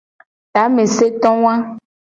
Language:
Gen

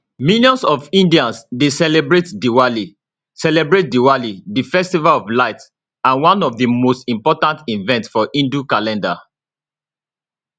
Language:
Nigerian Pidgin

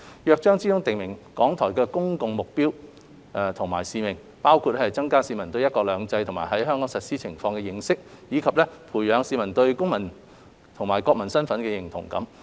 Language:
Cantonese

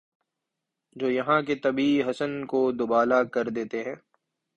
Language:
Urdu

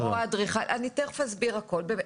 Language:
Hebrew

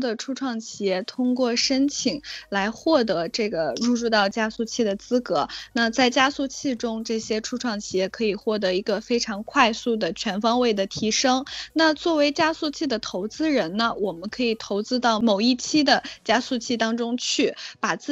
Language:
Chinese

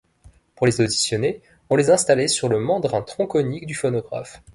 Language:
French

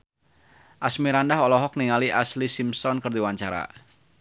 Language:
Sundanese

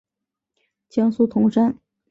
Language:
Chinese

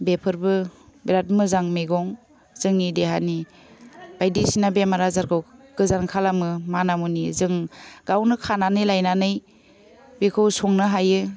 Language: Bodo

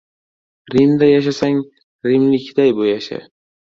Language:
Uzbek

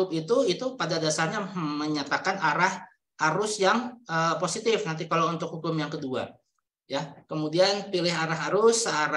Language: Indonesian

